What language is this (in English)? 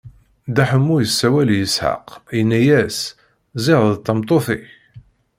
Kabyle